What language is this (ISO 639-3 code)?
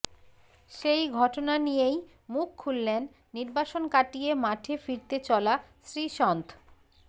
ben